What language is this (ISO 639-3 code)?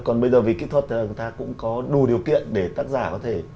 vie